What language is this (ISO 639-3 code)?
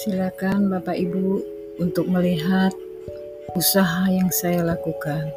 ind